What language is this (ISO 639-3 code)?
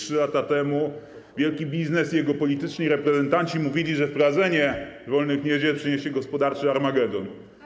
pol